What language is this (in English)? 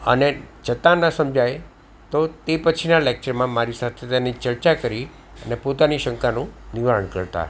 Gujarati